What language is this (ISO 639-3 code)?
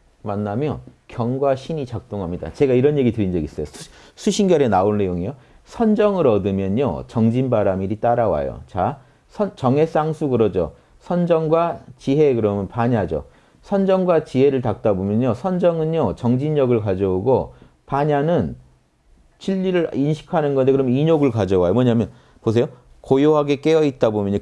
kor